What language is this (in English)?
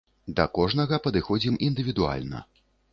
Belarusian